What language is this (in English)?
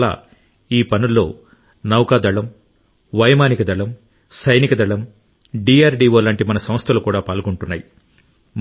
Telugu